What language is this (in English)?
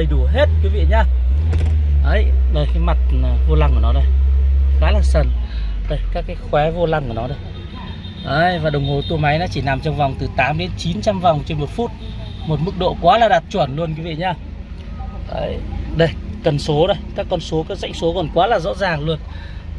Vietnamese